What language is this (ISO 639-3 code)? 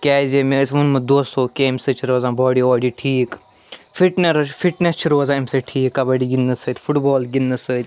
kas